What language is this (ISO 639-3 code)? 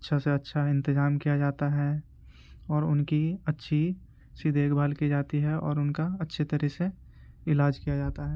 urd